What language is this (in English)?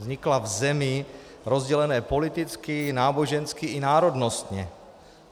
Czech